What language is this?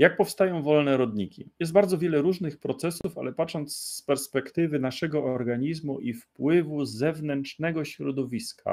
Polish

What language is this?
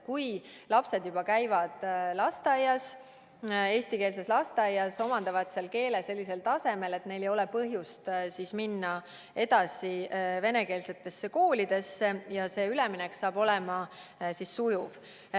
Estonian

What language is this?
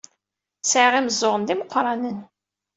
Kabyle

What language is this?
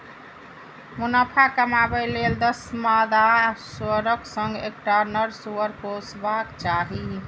Maithili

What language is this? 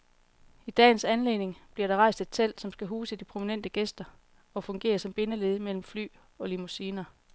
Danish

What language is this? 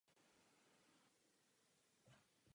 Czech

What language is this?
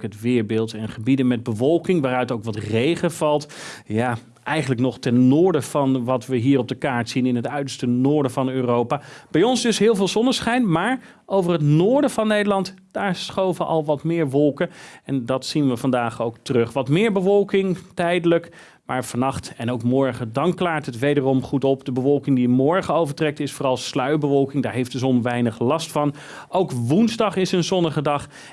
Dutch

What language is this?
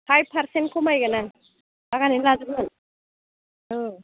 Bodo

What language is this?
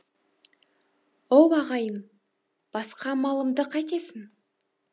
Kazakh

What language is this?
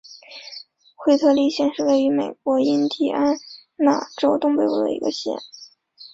Chinese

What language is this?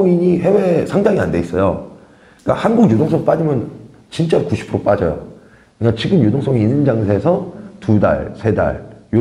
Korean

